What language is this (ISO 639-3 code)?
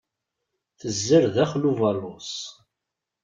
kab